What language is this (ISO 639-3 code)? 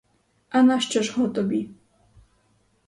ukr